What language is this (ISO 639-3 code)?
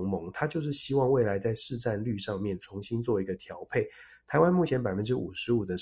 zho